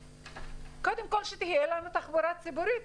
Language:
Hebrew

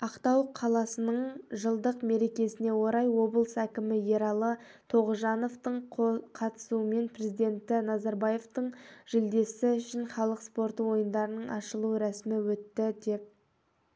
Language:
Kazakh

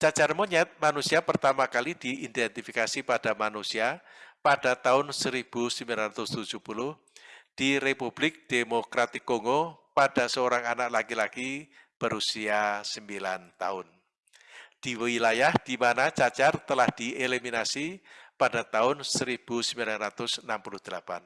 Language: Indonesian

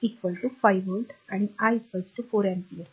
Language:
Marathi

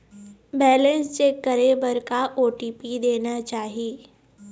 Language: Chhattisgarhi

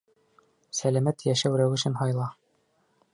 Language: Bashkir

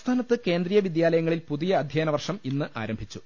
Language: Malayalam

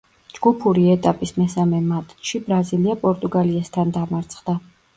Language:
Georgian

